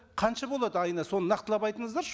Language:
Kazakh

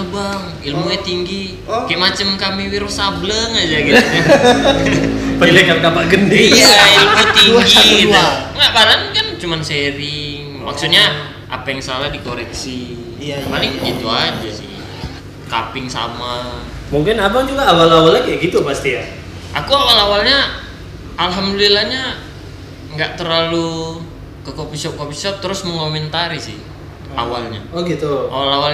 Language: Indonesian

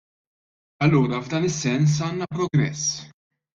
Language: Maltese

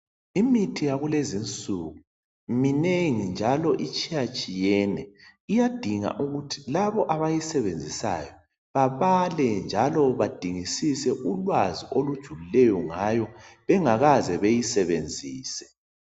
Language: North Ndebele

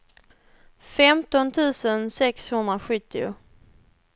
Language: Swedish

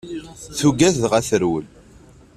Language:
Kabyle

